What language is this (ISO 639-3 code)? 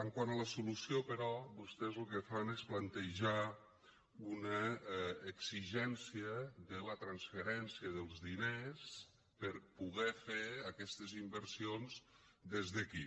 cat